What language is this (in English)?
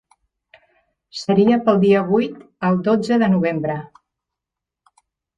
Catalan